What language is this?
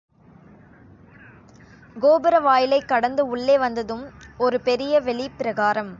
Tamil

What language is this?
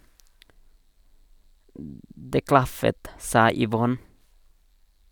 Norwegian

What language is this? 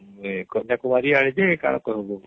Odia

